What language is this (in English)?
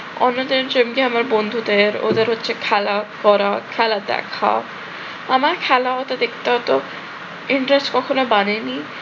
Bangla